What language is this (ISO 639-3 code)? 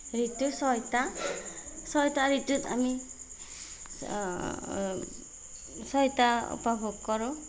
asm